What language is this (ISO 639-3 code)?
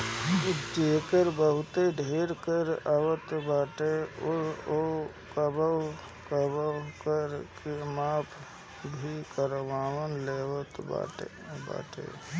bho